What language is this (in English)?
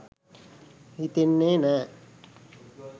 Sinhala